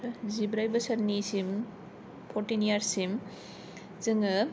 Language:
Bodo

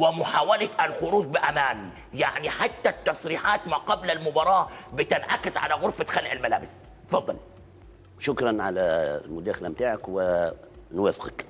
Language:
Arabic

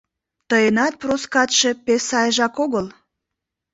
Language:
Mari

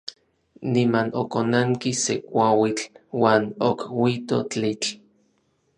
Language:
Orizaba Nahuatl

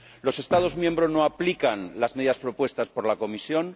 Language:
Spanish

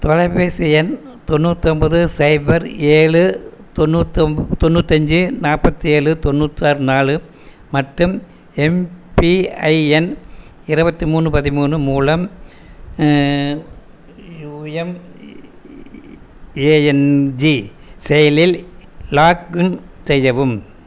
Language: Tamil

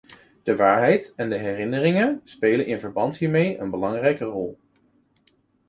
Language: Dutch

